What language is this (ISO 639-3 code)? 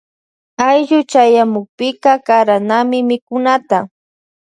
qvj